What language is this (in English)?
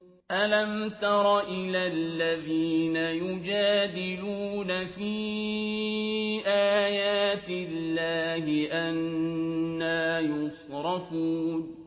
Arabic